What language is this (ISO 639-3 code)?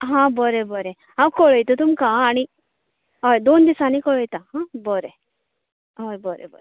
kok